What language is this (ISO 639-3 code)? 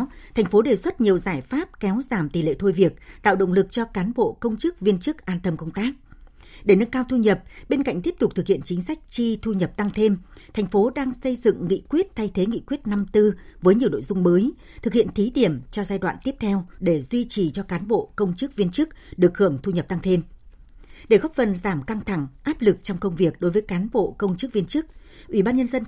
vie